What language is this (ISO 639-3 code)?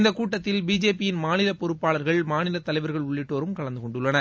tam